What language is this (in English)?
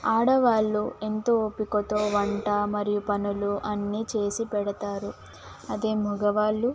Telugu